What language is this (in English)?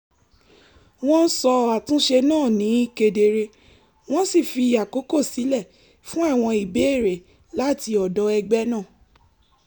Yoruba